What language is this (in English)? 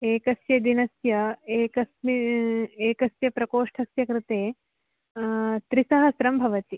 Sanskrit